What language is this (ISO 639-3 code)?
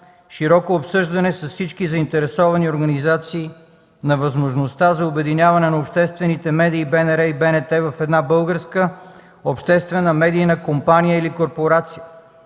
bul